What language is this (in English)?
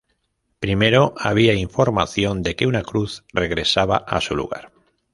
Spanish